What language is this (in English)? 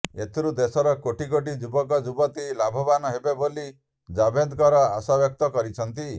Odia